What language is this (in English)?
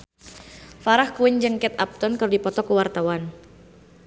Sundanese